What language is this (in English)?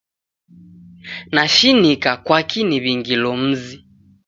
Taita